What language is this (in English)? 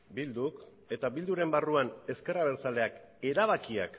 Basque